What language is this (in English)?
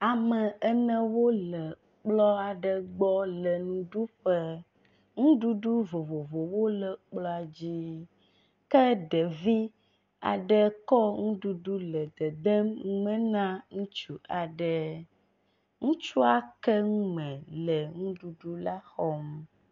Ewe